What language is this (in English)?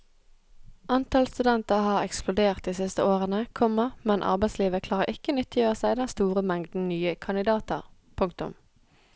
Norwegian